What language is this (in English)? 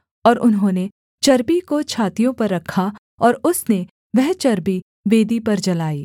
Hindi